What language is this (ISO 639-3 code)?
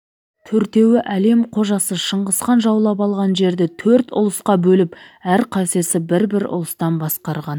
kaz